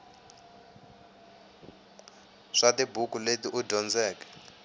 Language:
Tsonga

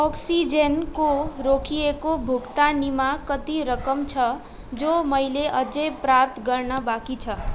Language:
Nepali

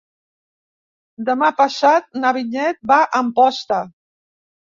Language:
Catalan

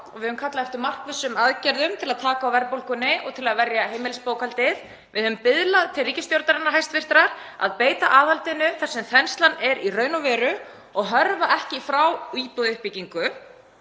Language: Icelandic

